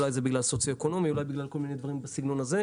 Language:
Hebrew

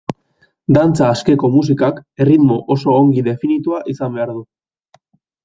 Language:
Basque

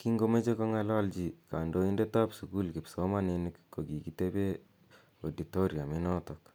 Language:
Kalenjin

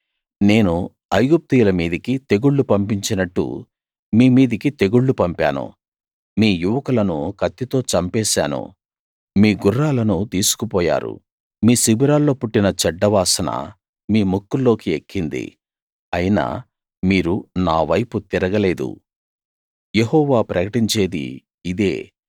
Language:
Telugu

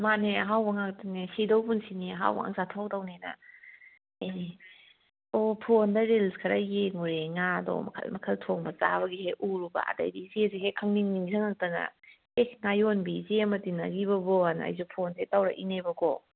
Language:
Manipuri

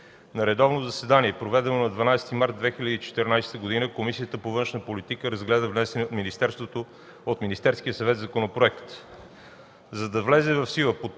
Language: Bulgarian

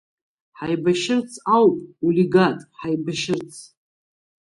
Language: Abkhazian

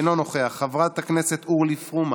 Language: Hebrew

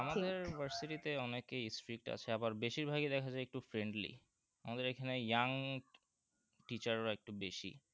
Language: Bangla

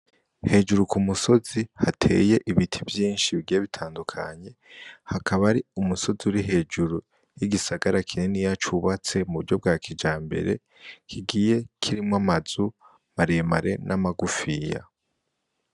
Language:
Rundi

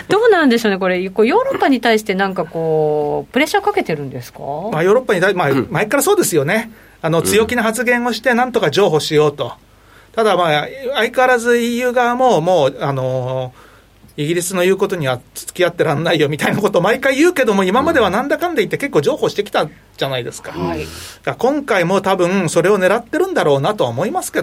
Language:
Japanese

